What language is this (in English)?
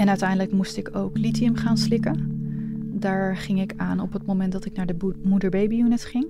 Dutch